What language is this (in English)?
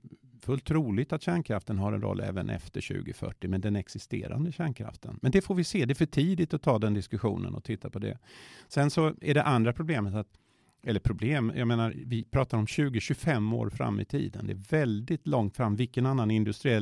Swedish